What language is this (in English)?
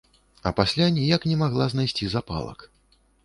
Belarusian